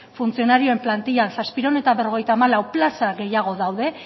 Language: Basque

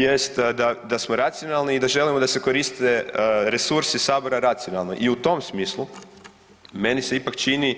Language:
Croatian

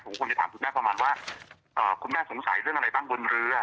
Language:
Thai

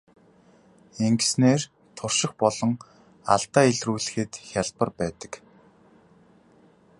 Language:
Mongolian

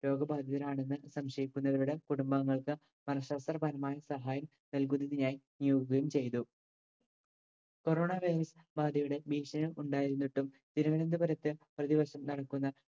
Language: Malayalam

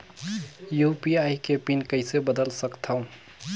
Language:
Chhattisgarhi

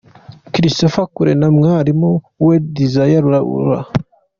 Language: Kinyarwanda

